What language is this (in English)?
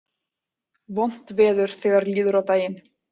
Icelandic